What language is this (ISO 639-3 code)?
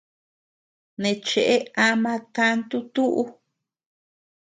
cux